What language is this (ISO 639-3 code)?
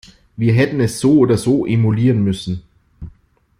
deu